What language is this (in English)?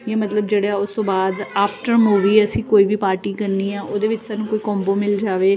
Punjabi